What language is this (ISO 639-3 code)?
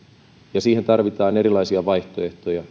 fin